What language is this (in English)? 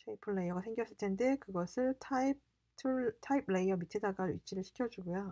Korean